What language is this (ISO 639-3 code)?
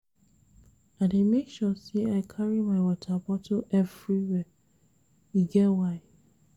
pcm